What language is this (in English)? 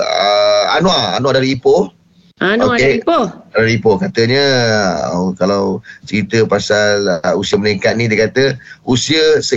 Malay